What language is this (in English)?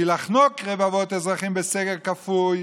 Hebrew